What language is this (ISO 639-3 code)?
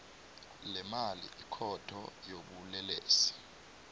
nbl